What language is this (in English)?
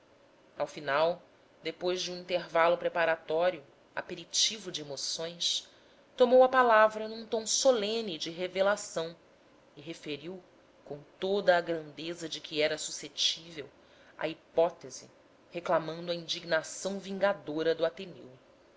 Portuguese